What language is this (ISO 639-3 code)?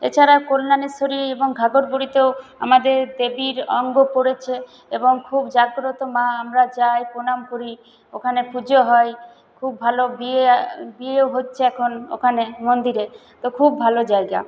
ben